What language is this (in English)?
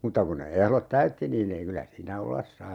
Finnish